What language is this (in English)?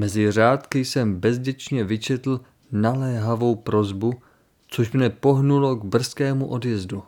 Czech